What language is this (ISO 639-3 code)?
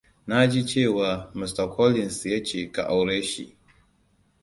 hau